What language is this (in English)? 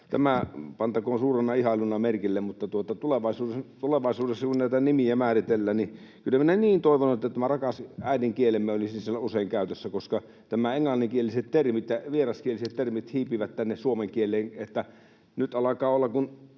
Finnish